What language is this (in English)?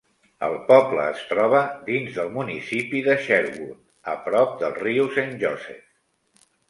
Catalan